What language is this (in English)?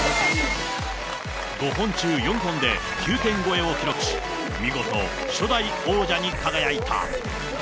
Japanese